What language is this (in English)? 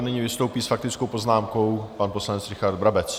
Czech